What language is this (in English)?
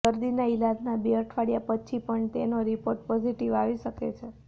Gujarati